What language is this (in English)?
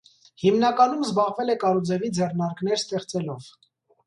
Armenian